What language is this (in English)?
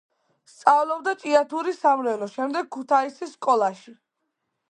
Georgian